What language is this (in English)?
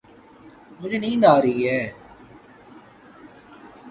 Urdu